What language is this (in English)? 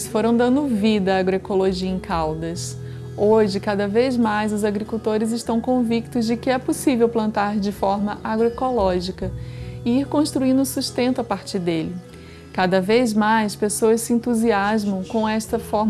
Portuguese